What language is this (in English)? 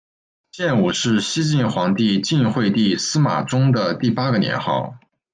Chinese